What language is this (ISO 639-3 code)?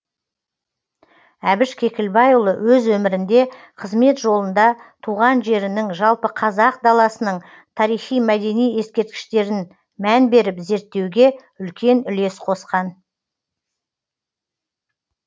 kaz